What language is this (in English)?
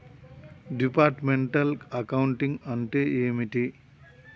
Telugu